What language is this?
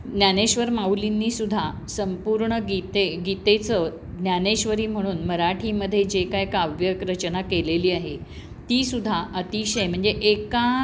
Marathi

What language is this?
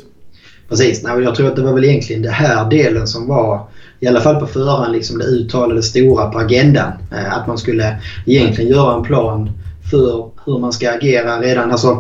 Swedish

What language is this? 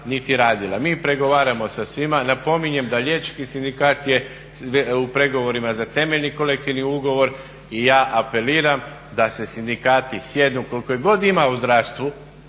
Croatian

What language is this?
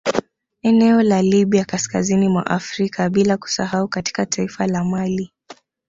Swahili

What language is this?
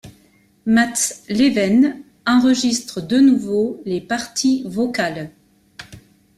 French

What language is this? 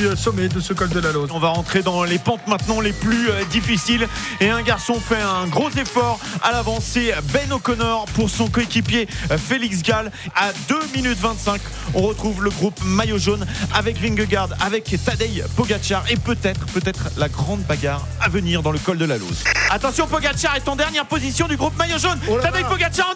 French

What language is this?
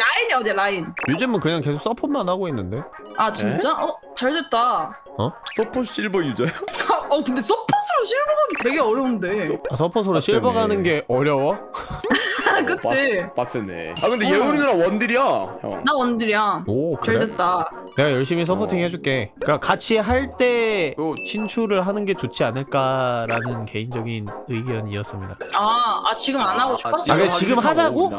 Korean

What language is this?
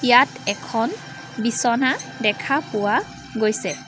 Assamese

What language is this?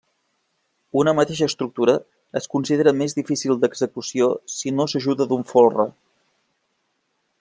Catalan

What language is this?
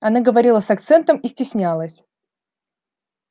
Russian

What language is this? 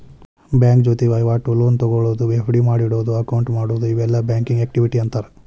Kannada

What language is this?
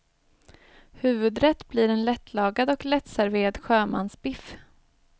Swedish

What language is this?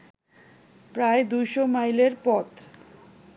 Bangla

